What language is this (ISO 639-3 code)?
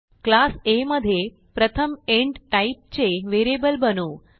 mar